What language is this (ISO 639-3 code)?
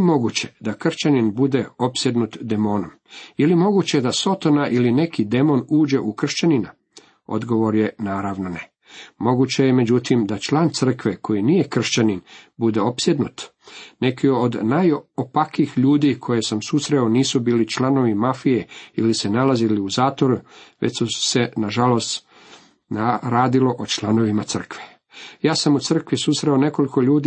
hrv